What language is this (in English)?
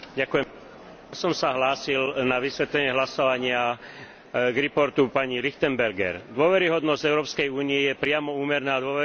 Slovak